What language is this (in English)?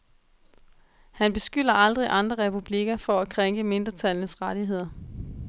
Danish